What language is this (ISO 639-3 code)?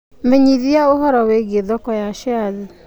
kik